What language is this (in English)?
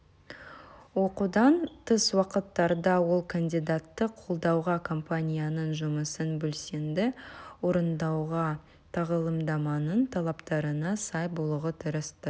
Kazakh